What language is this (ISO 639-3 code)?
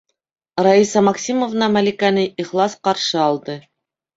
bak